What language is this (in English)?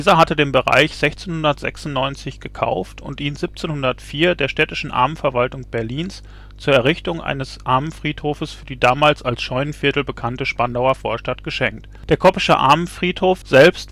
German